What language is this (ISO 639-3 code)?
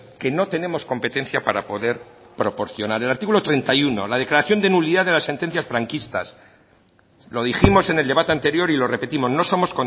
spa